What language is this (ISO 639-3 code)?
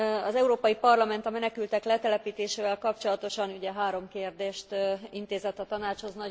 hun